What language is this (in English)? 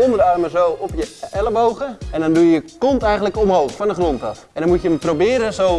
Dutch